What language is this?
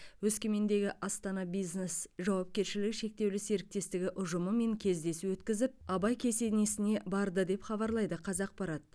Kazakh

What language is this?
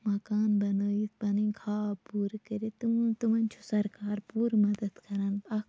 Kashmiri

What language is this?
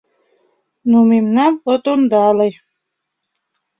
Mari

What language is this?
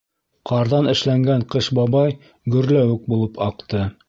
Bashkir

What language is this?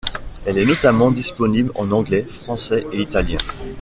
French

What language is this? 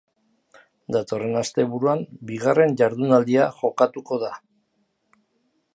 Basque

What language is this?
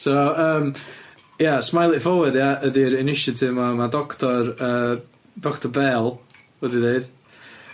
Welsh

